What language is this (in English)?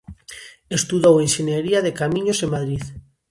Galician